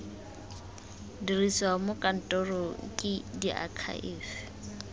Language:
Tswana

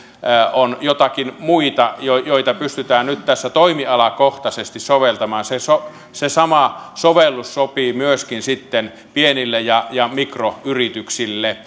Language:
Finnish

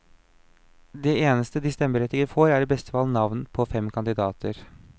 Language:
Norwegian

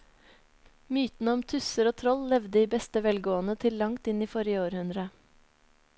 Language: Norwegian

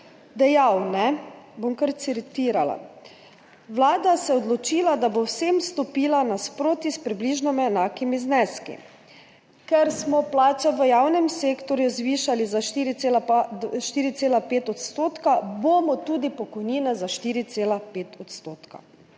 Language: Slovenian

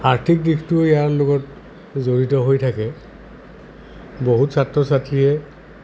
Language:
Assamese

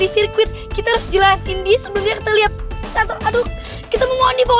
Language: Indonesian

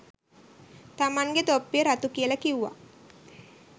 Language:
Sinhala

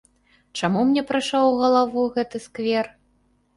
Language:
Belarusian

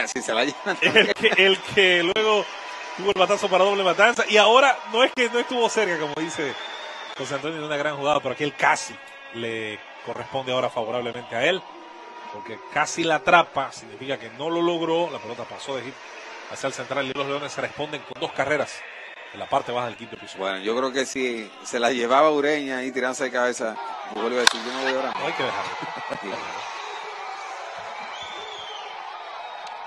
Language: Spanish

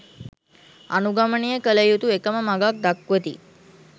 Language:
Sinhala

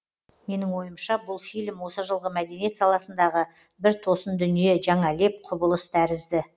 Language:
Kazakh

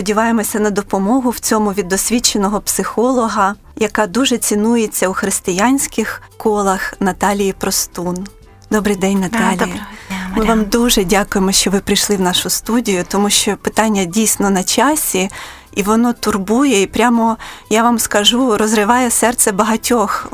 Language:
Ukrainian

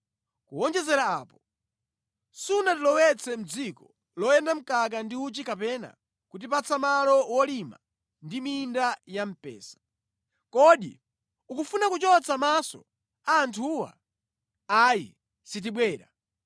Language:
Nyanja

